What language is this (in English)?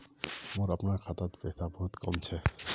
Magahi